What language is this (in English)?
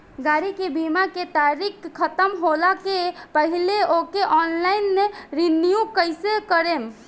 Bhojpuri